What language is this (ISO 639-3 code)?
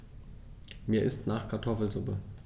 deu